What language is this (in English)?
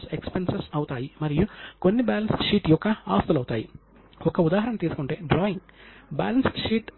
Telugu